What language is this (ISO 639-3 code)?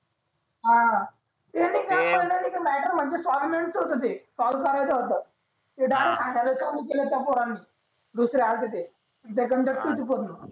mar